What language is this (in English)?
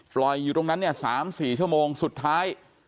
Thai